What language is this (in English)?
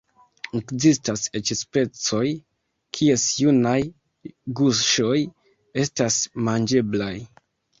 Esperanto